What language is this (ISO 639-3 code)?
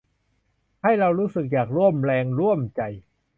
tha